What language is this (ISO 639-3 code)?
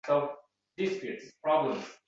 uzb